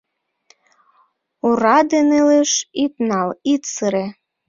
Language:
Mari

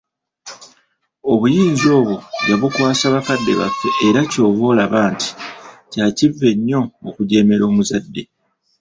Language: Ganda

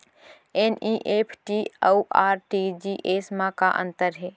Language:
Chhattisgarhi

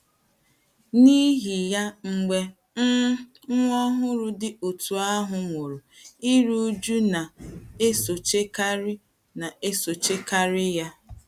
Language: Igbo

